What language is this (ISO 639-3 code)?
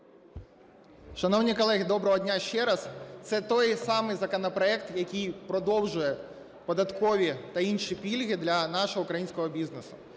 ukr